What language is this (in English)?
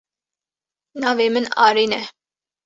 Kurdish